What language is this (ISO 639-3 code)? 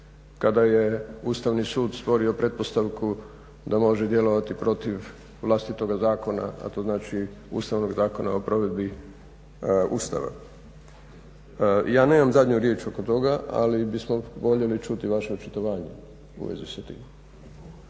hrv